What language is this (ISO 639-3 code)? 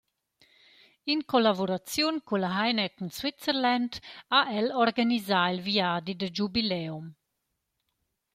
roh